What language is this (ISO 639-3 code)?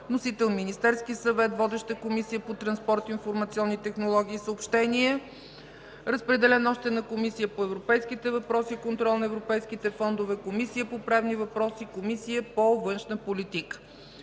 bul